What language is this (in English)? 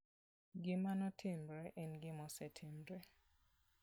Luo (Kenya and Tanzania)